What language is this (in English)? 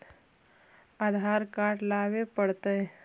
Magahi